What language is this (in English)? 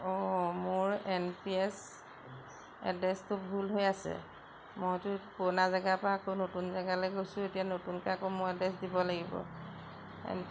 Assamese